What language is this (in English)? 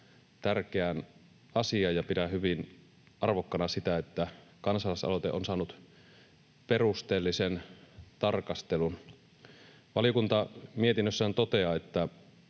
Finnish